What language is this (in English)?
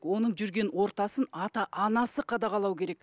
Kazakh